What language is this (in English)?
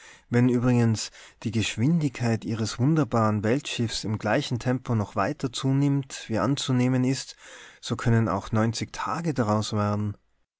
German